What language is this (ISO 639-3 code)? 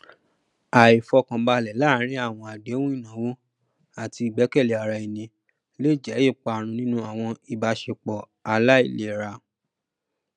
yor